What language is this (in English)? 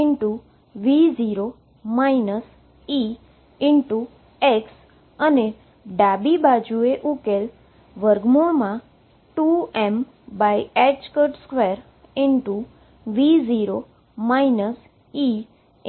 Gujarati